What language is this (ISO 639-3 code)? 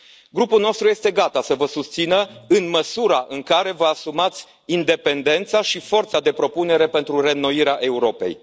ron